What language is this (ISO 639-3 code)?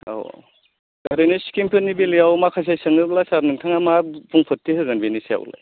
brx